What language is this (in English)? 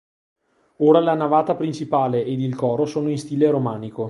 Italian